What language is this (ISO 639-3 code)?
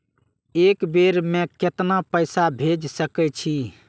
mai